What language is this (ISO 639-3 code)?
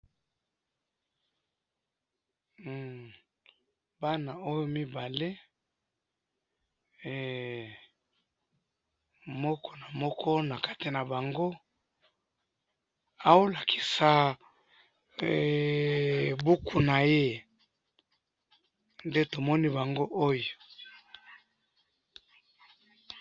lin